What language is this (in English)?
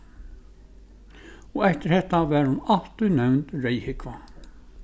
Faroese